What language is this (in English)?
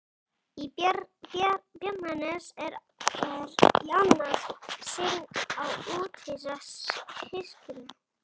Icelandic